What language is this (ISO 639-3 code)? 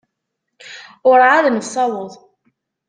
kab